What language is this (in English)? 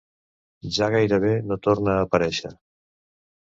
Catalan